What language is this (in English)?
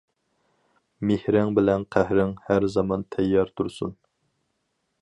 Uyghur